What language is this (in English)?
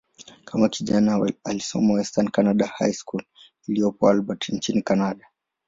Swahili